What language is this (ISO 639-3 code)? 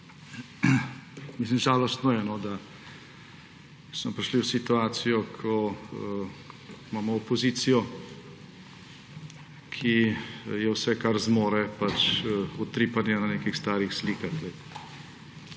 slv